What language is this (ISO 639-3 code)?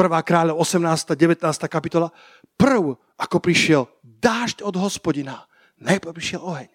slk